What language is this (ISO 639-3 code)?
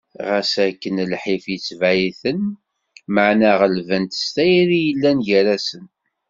kab